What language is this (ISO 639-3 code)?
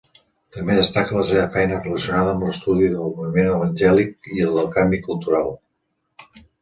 cat